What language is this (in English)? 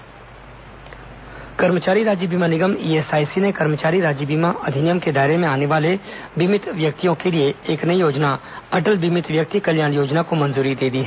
Hindi